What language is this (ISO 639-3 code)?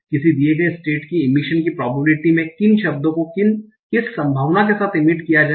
hin